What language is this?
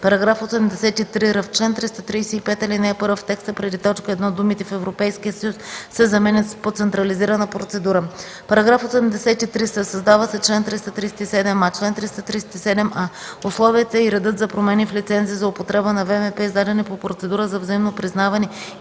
Bulgarian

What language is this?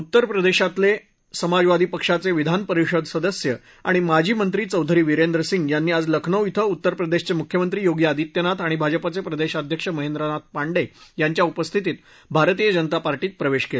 Marathi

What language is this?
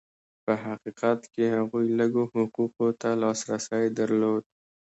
Pashto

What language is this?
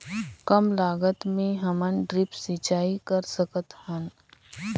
Chhattisgarhi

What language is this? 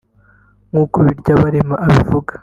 Kinyarwanda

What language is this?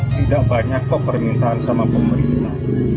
Indonesian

